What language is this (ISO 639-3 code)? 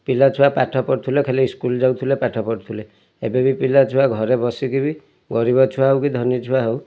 ori